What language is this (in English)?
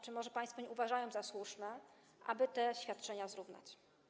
Polish